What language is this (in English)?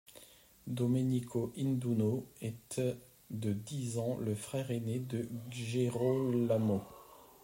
French